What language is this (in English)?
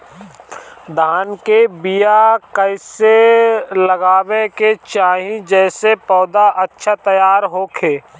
Bhojpuri